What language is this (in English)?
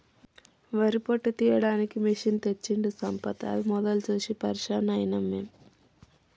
Telugu